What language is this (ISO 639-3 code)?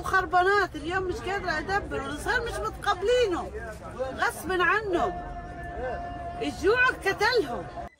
ara